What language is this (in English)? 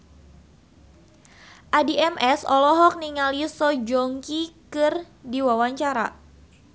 Sundanese